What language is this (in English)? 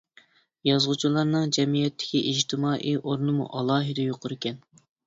Uyghur